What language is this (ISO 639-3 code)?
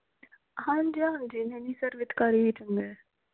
pan